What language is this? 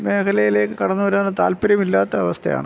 Malayalam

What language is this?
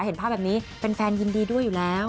Thai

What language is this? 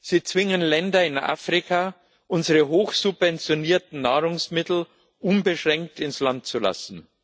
German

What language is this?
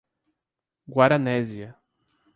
Portuguese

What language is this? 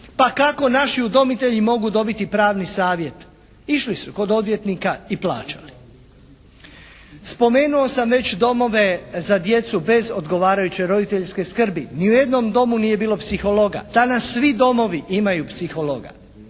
Croatian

